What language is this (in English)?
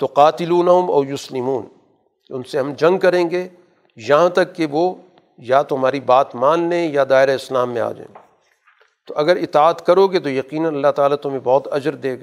Urdu